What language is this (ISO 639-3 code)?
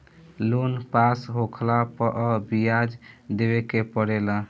bho